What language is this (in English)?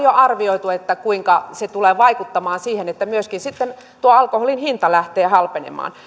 Finnish